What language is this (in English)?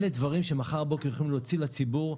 Hebrew